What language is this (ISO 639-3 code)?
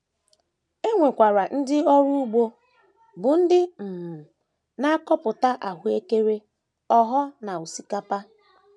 ibo